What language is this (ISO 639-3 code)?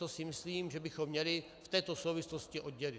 ces